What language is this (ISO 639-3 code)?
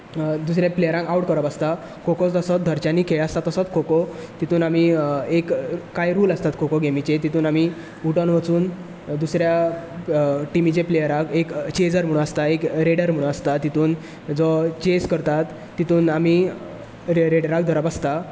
kok